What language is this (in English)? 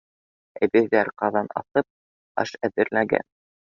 Bashkir